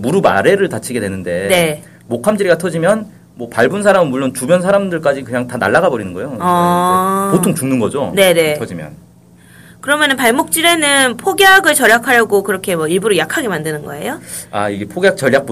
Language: Korean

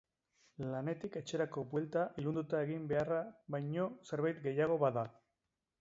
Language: Basque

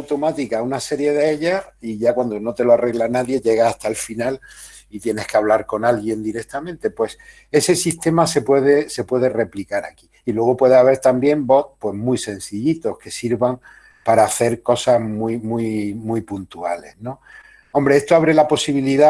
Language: Spanish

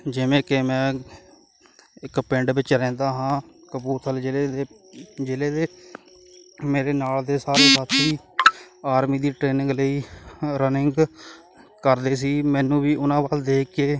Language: Punjabi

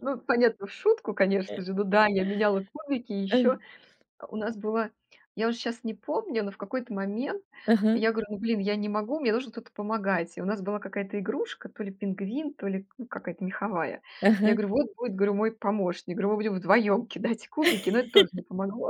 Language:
Russian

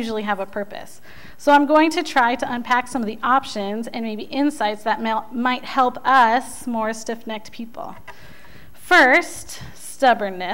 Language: English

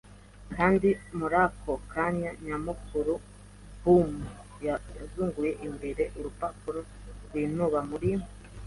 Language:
Kinyarwanda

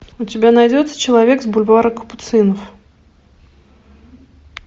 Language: Russian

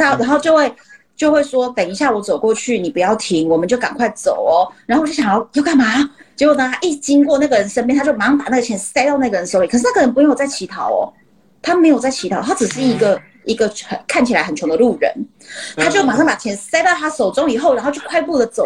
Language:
Chinese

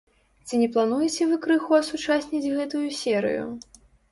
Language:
Belarusian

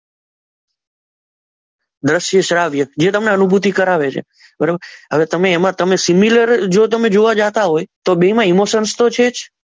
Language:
Gujarati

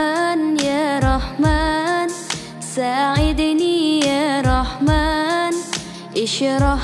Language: Malay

